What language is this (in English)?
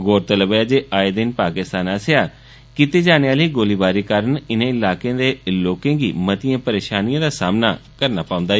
Dogri